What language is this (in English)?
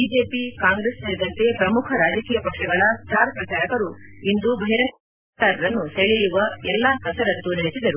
Kannada